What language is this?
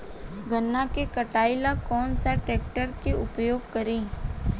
Bhojpuri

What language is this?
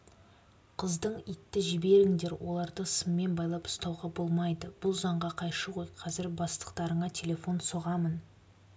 Kazakh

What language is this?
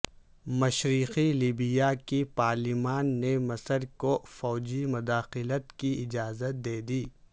Urdu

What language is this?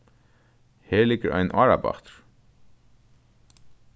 Faroese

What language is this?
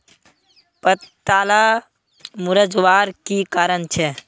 Magahi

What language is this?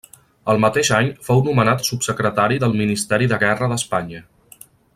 Catalan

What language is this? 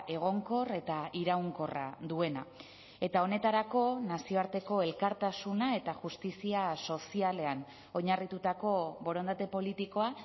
Basque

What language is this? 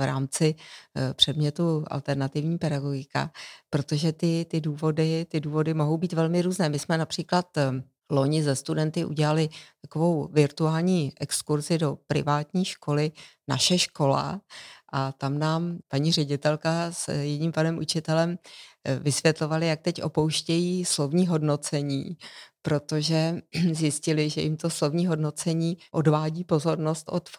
Czech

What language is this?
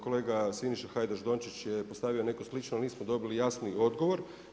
Croatian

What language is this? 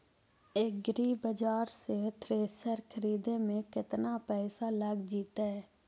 Magahi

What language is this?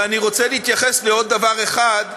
Hebrew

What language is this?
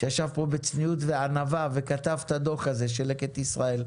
Hebrew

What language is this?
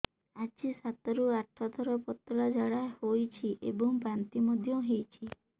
Odia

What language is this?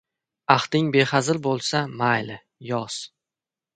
Uzbek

